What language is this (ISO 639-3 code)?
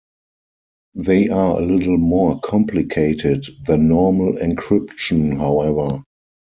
eng